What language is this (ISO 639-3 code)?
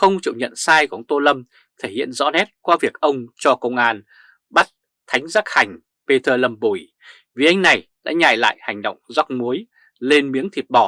vie